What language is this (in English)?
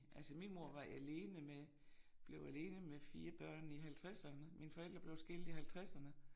Danish